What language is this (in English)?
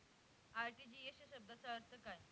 Marathi